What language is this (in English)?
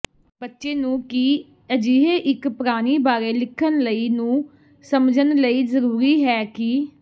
Punjabi